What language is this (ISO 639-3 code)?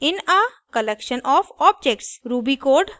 hin